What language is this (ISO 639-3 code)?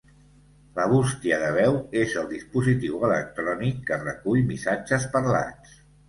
cat